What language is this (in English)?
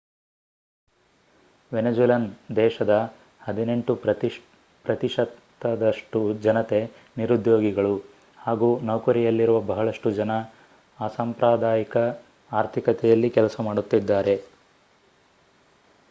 Kannada